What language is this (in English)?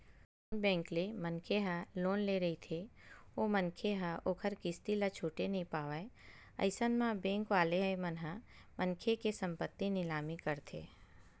Chhattisgarhi